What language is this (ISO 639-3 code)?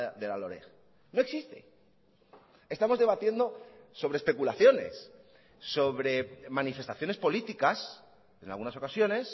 spa